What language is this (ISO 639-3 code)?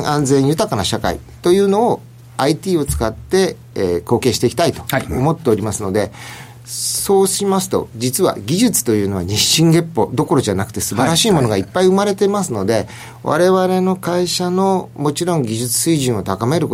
jpn